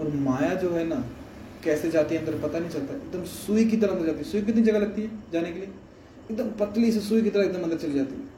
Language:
Hindi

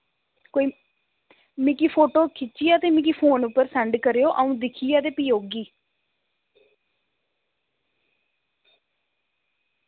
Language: Dogri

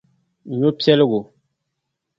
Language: Dagbani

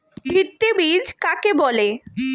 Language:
Bangla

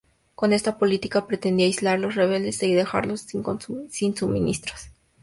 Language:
Spanish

